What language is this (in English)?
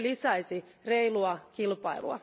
Finnish